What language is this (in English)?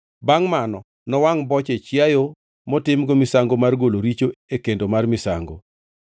Luo (Kenya and Tanzania)